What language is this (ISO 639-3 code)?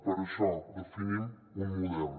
cat